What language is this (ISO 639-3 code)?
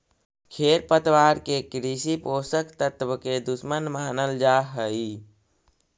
mag